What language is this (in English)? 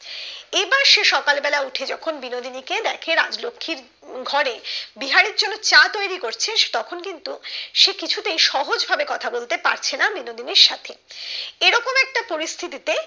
Bangla